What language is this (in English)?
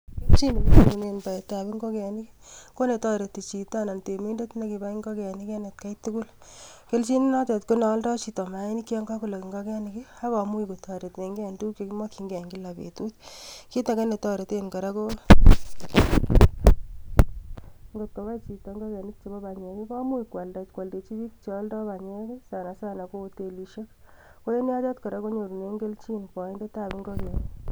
Kalenjin